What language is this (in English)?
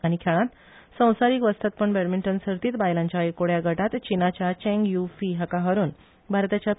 Konkani